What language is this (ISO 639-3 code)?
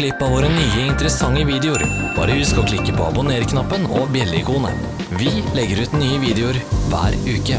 nor